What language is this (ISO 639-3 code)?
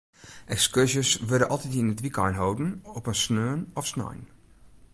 fry